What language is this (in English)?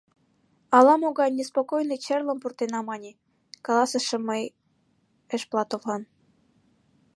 Mari